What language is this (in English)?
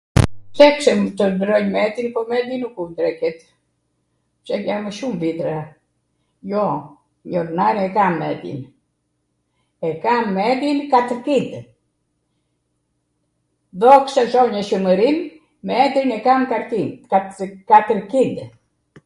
Arvanitika Albanian